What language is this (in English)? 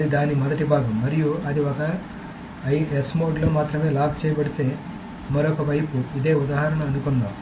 Telugu